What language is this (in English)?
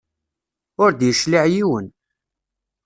Kabyle